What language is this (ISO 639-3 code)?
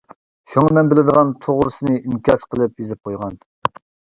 uig